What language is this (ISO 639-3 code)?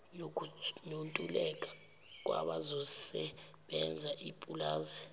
zul